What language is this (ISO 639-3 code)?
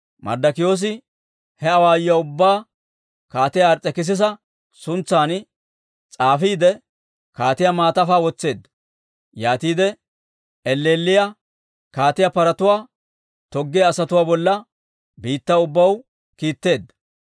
dwr